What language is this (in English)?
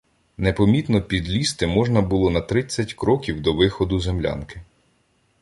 Ukrainian